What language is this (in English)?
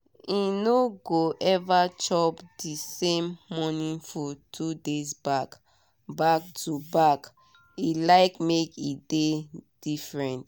Nigerian Pidgin